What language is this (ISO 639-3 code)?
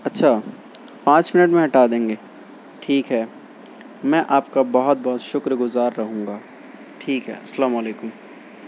urd